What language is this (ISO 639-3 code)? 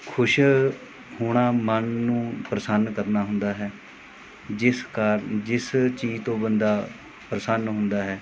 pan